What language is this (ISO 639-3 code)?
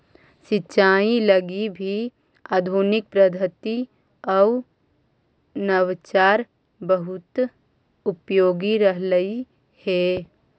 mag